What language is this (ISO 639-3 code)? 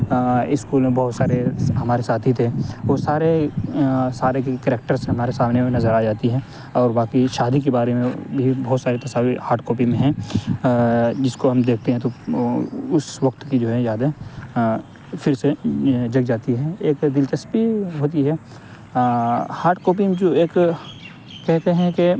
urd